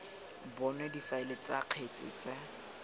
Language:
Tswana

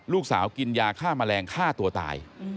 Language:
Thai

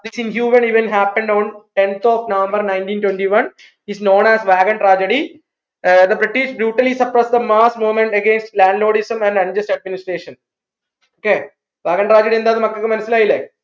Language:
Malayalam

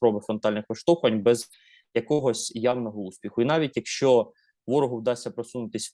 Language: Ukrainian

